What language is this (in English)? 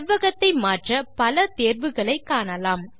Tamil